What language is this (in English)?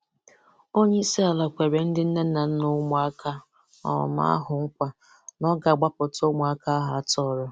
Igbo